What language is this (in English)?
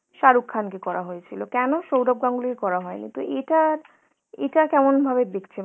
Bangla